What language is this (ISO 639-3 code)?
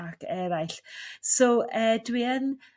cym